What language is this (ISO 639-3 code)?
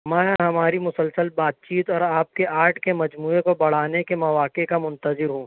urd